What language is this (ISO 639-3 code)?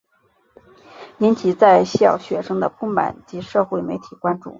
zho